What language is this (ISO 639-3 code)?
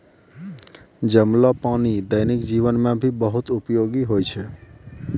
mai